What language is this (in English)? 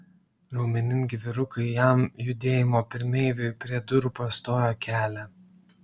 Lithuanian